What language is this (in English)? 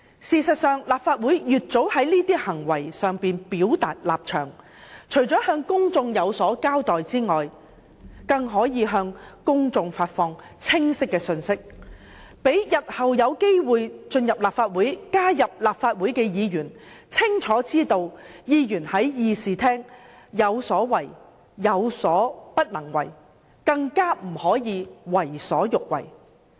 Cantonese